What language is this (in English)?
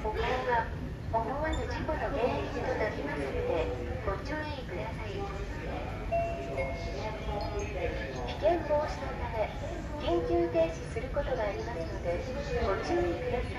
Japanese